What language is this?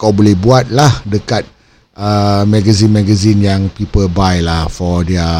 Malay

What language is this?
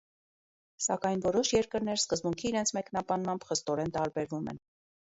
Armenian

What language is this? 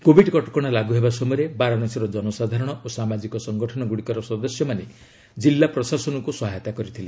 Odia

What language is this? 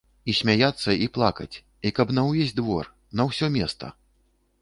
Belarusian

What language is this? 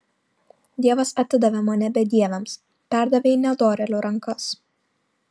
Lithuanian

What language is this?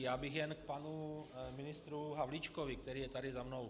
Czech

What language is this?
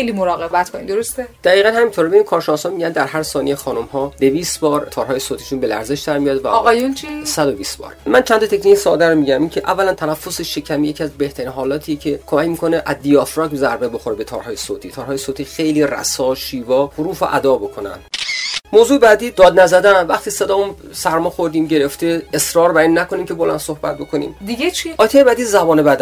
Persian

